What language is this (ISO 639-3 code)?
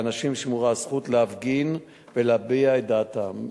heb